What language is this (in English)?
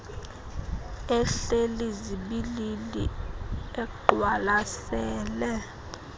Xhosa